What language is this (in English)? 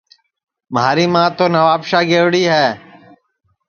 Sansi